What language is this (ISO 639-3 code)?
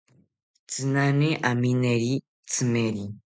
cpy